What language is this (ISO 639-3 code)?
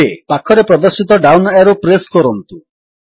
ori